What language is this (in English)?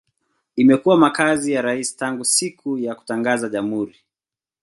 Swahili